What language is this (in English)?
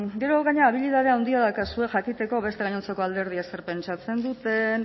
Basque